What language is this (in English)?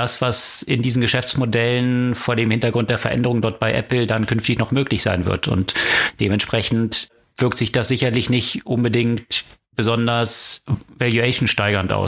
German